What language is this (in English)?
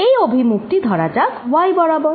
Bangla